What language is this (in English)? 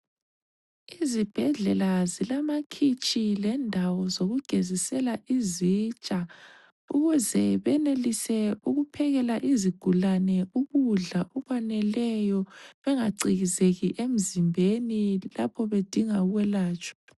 North Ndebele